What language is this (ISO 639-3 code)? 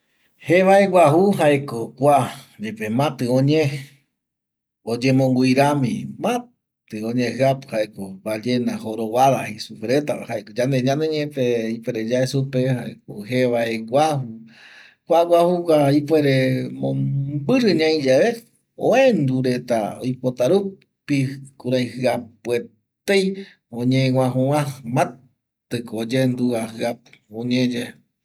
gui